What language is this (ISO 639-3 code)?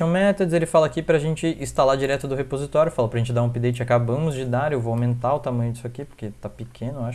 por